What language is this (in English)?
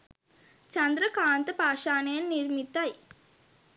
Sinhala